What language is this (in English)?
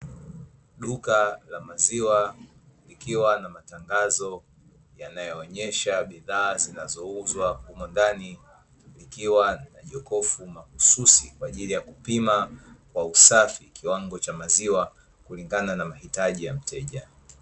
Swahili